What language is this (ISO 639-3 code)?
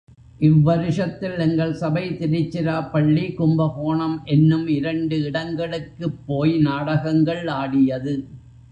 tam